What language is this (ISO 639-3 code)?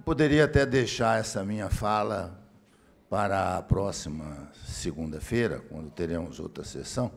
por